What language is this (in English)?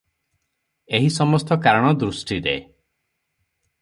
Odia